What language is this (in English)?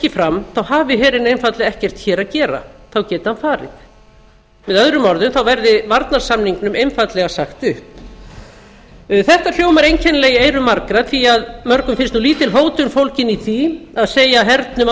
Icelandic